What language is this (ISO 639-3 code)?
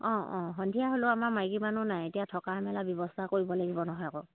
asm